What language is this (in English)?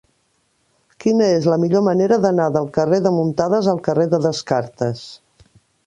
Catalan